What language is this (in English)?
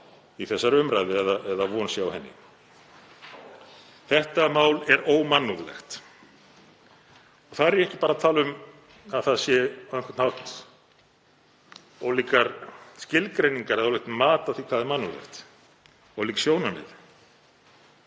Icelandic